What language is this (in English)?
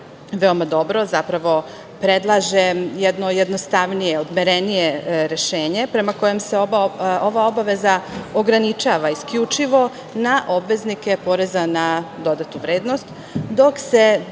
Serbian